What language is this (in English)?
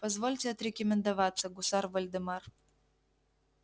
Russian